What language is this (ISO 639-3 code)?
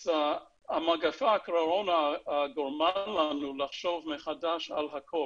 heb